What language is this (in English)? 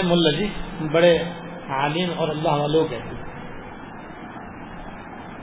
Urdu